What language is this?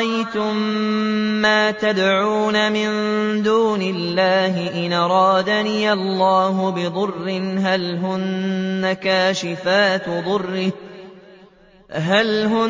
Arabic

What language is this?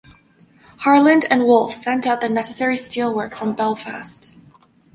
English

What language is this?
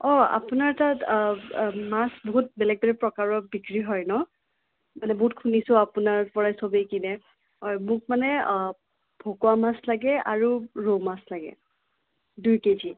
Assamese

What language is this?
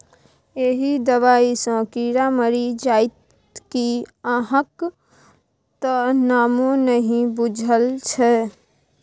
Maithili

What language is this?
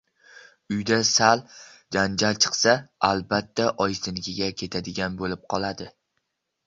Uzbek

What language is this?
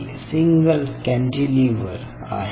Marathi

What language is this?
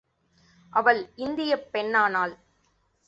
Tamil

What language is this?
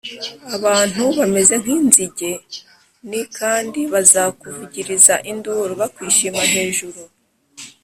Kinyarwanda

